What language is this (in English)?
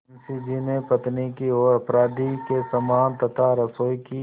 Hindi